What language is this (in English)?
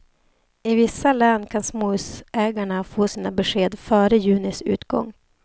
Swedish